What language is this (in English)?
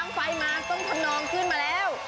Thai